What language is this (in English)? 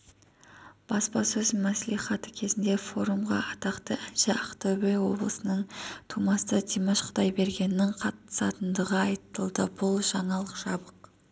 Kazakh